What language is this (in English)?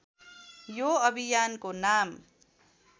Nepali